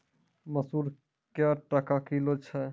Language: Maithili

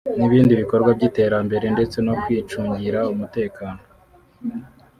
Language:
Kinyarwanda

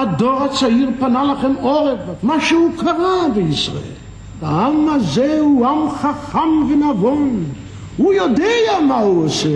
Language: Hebrew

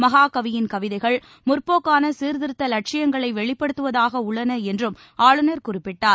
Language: Tamil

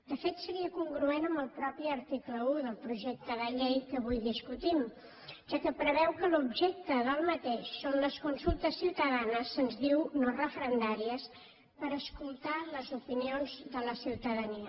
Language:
Catalan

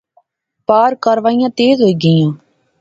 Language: Pahari-Potwari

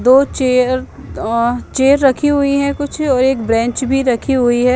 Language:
Hindi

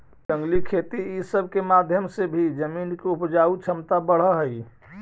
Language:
Magahi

